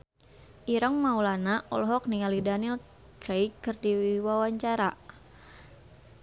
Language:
Sundanese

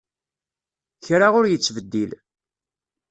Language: Kabyle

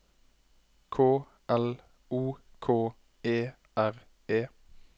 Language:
Norwegian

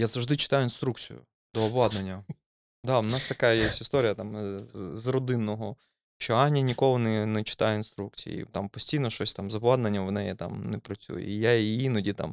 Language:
Ukrainian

